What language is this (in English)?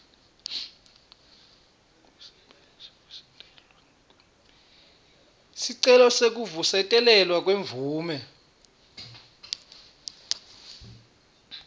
Swati